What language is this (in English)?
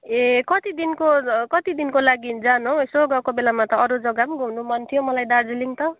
Nepali